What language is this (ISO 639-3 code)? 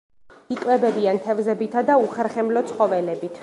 kat